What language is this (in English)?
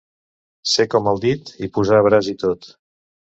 Catalan